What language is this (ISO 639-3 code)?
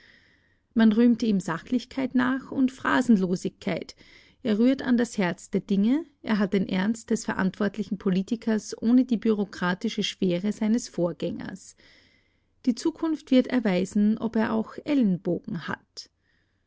deu